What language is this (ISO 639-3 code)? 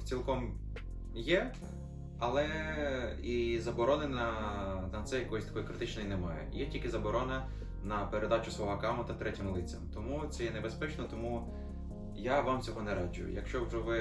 ukr